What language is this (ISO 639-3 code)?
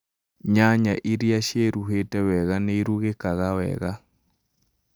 kik